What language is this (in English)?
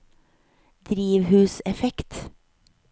Norwegian